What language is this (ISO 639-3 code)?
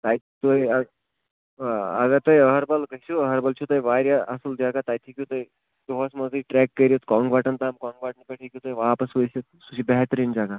kas